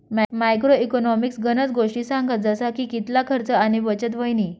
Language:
Marathi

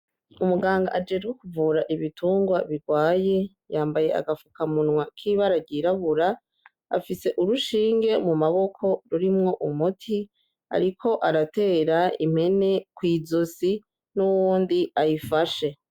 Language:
Rundi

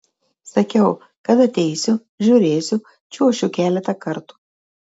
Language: Lithuanian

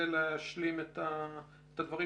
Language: Hebrew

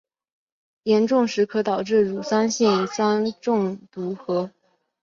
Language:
Chinese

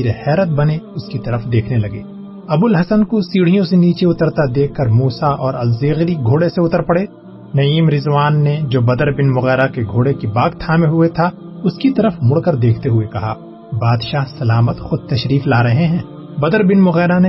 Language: Urdu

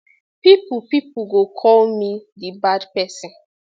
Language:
Nigerian Pidgin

